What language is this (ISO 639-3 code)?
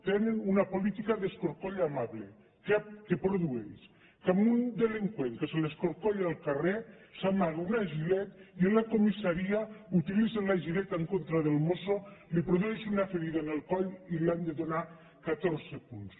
cat